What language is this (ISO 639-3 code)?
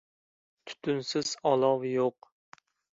uzb